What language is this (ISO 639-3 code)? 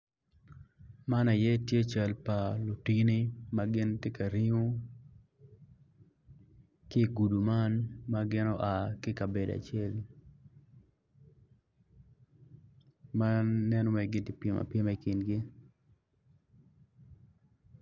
ach